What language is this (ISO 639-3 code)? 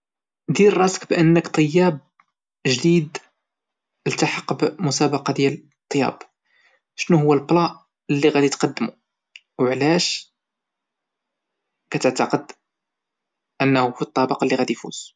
ary